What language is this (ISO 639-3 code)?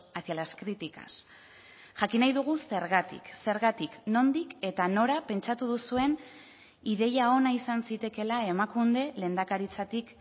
eus